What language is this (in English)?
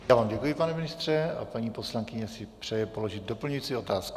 Czech